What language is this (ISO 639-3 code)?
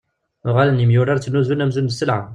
kab